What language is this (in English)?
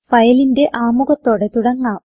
Malayalam